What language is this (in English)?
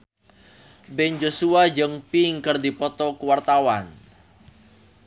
Sundanese